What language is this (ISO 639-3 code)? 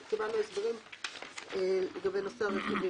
heb